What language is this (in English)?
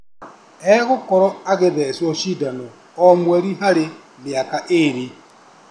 Kikuyu